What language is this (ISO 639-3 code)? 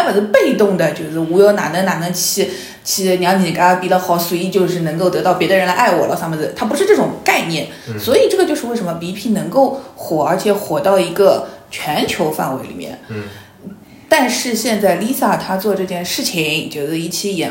zho